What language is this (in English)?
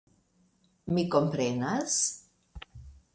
Esperanto